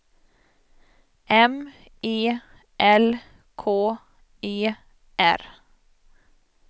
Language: Swedish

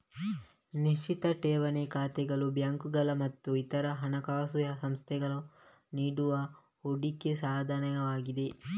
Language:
Kannada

